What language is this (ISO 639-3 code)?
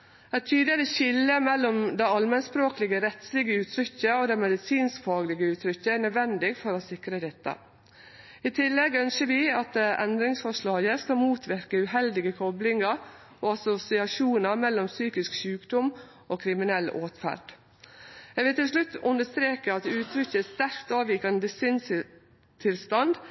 nno